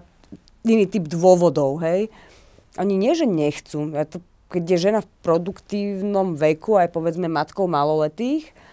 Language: Slovak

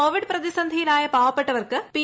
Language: Malayalam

